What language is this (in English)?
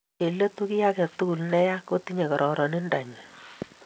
Kalenjin